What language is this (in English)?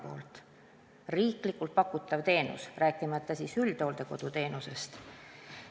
Estonian